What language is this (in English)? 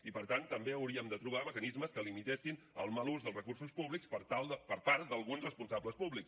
Catalan